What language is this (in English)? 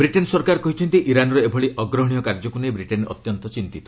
Odia